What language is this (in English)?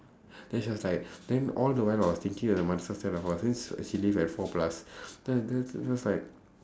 English